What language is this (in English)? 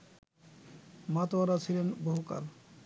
Bangla